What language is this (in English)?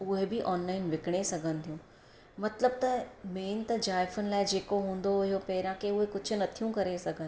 Sindhi